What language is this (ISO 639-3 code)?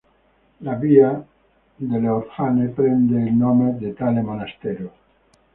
ita